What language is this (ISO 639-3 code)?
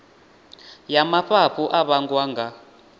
ven